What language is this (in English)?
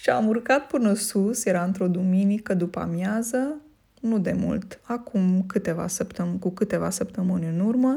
Romanian